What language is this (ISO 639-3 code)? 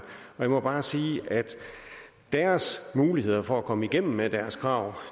dan